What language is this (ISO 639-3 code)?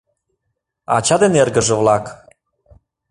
chm